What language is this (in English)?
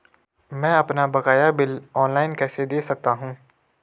Hindi